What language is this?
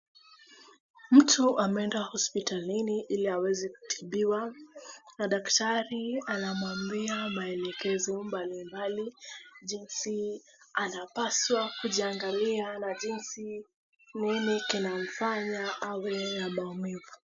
Swahili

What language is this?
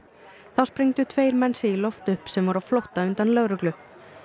Icelandic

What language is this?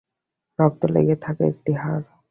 Bangla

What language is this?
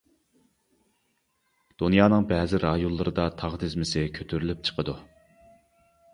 Uyghur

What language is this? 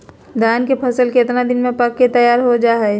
Magahi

